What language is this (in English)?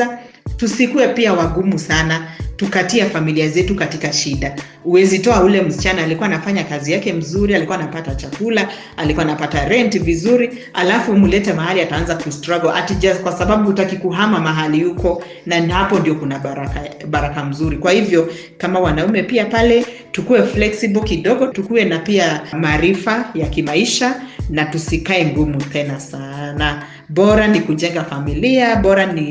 Swahili